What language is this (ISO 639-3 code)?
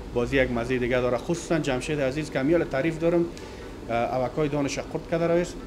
fas